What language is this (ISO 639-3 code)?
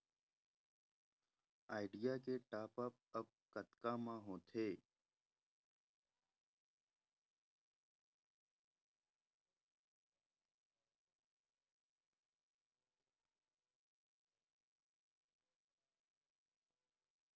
hne